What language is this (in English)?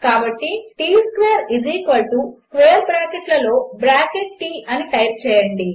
Telugu